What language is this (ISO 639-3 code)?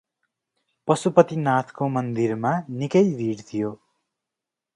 nep